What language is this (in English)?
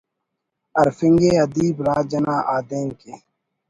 Brahui